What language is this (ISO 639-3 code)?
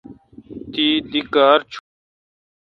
xka